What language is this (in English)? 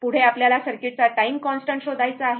Marathi